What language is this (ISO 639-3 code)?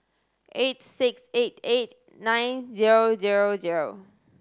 eng